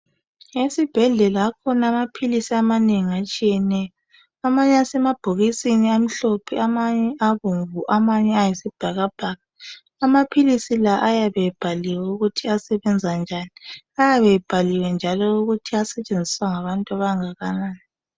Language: North Ndebele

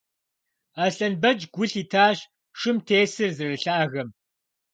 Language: Kabardian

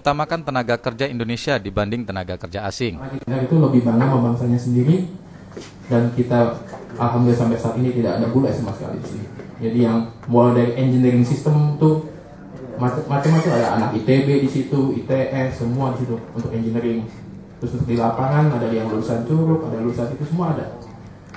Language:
Indonesian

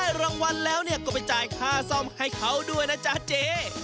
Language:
Thai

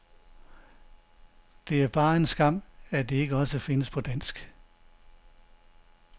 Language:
Danish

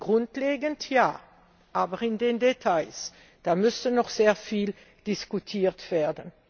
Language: German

